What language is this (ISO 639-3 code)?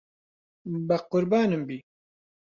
ckb